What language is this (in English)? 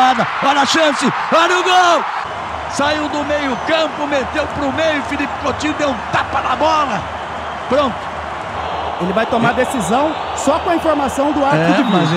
Portuguese